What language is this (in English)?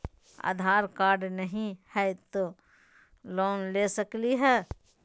Magahi